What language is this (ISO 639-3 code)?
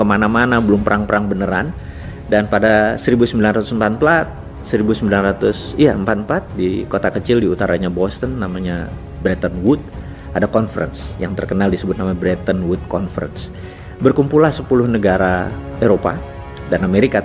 ind